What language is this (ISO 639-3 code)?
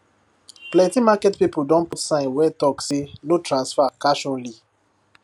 pcm